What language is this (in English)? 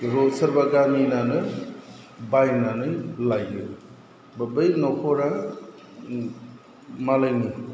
Bodo